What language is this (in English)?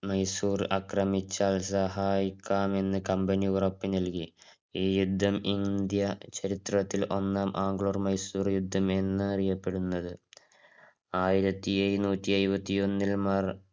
Malayalam